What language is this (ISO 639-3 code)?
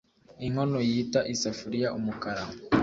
kin